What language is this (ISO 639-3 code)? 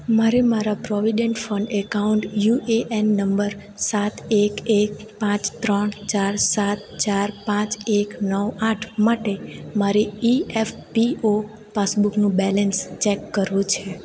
guj